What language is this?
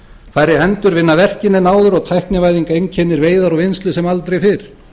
Icelandic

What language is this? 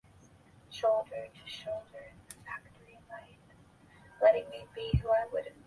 Chinese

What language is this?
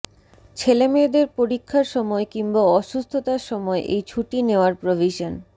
Bangla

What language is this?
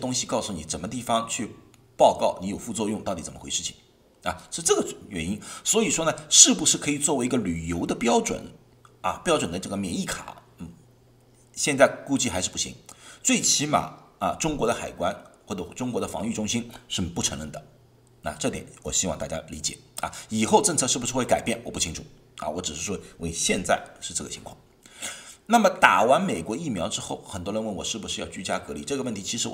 Chinese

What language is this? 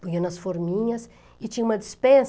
Portuguese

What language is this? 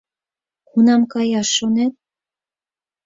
Mari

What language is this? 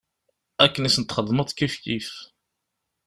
Kabyle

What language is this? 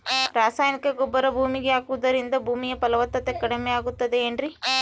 Kannada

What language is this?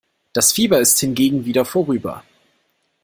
German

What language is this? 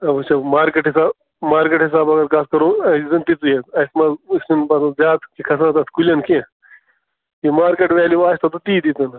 Kashmiri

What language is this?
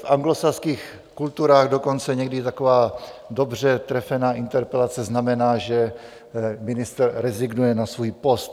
Czech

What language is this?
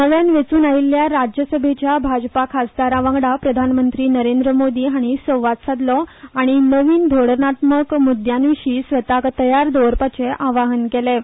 Konkani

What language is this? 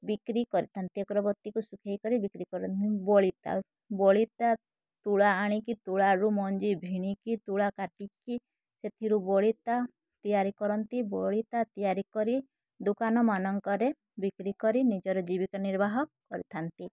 Odia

